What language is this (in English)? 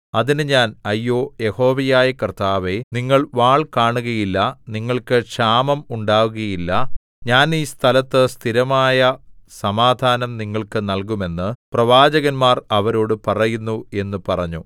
Malayalam